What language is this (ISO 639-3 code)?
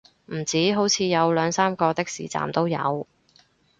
yue